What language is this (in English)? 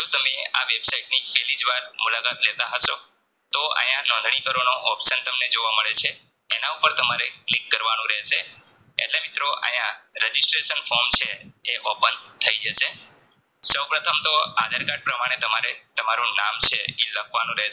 Gujarati